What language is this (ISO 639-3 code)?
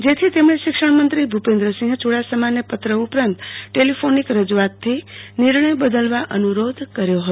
guj